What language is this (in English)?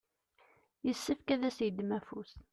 Kabyle